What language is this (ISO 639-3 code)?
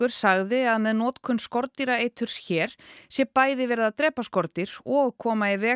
isl